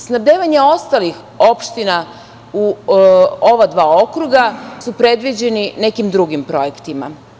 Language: Serbian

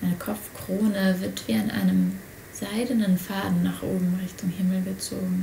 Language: German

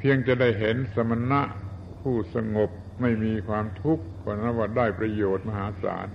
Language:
Thai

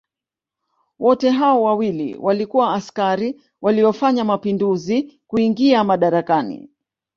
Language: Swahili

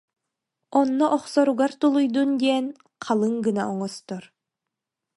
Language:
Yakut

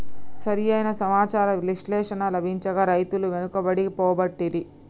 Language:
Telugu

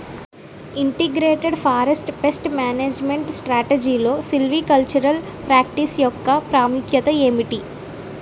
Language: Telugu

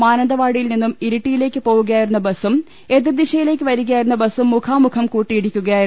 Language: Malayalam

